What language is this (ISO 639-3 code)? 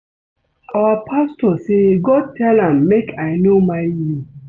pcm